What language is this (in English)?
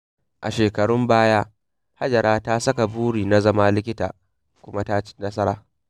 Hausa